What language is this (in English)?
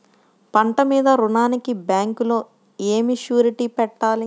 Telugu